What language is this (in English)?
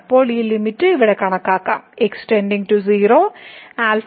Malayalam